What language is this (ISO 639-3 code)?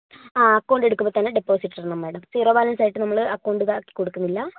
mal